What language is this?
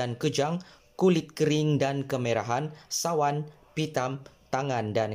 Malay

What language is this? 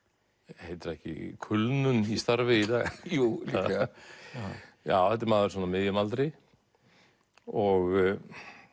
Icelandic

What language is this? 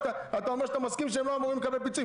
Hebrew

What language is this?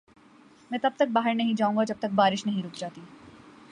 Urdu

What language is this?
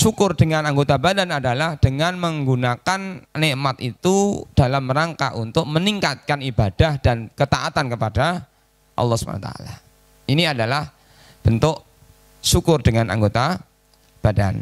Indonesian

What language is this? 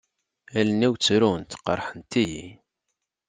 Kabyle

